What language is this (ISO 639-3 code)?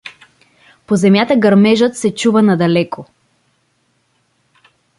bul